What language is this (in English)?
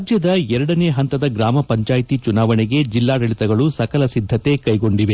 Kannada